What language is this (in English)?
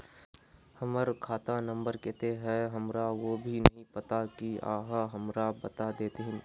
Magahi